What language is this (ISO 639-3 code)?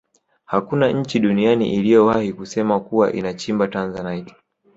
swa